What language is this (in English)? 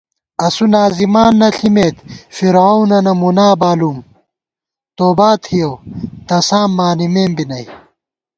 Gawar-Bati